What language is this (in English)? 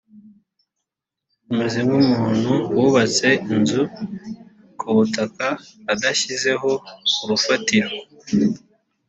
Kinyarwanda